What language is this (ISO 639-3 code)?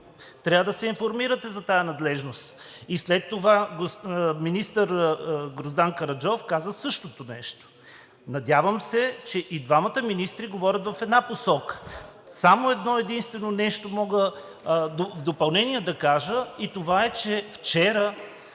bul